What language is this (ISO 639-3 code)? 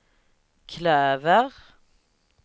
swe